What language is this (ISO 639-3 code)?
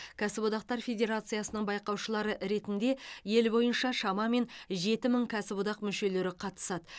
kaz